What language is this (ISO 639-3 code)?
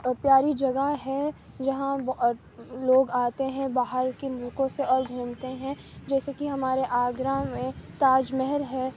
urd